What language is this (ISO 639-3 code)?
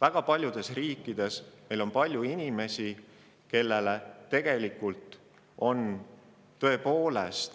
est